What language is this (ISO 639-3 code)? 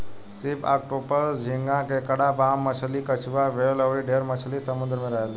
bho